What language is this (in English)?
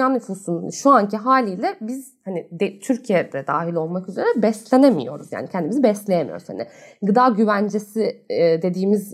Turkish